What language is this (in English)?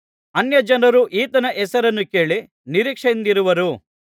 Kannada